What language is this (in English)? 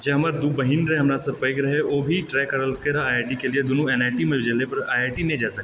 Maithili